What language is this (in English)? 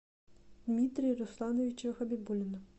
Russian